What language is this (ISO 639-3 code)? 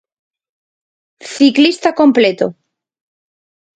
glg